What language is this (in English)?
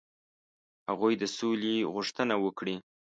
Pashto